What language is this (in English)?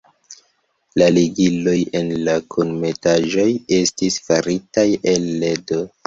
Esperanto